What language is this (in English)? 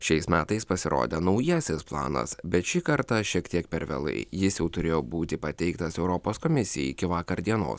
Lithuanian